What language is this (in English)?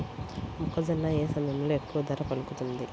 Telugu